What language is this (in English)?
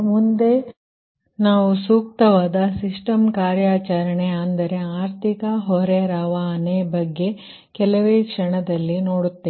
Kannada